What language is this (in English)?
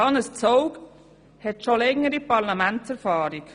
Swiss German